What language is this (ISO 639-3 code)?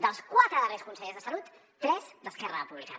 cat